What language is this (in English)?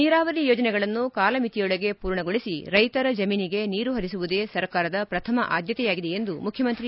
Kannada